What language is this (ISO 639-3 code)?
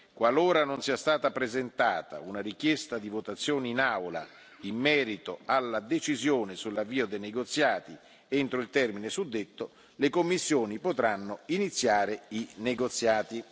ita